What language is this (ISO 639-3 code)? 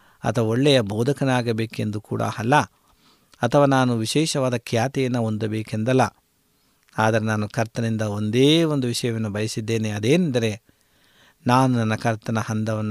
kan